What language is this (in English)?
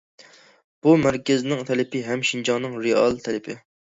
Uyghur